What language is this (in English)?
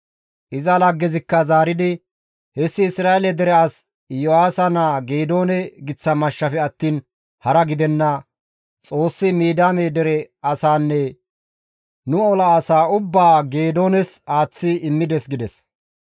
Gamo